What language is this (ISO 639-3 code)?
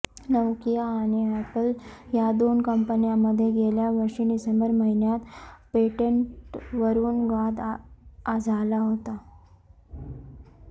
mar